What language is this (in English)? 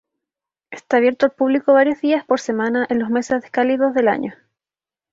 Spanish